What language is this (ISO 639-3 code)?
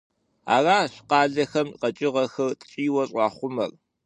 kbd